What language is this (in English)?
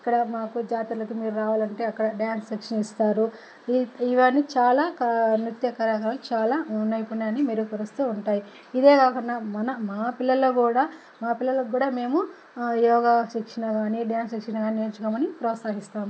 Telugu